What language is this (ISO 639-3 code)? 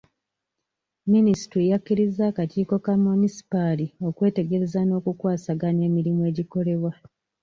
lug